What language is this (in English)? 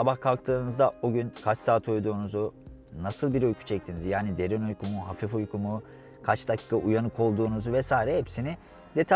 Turkish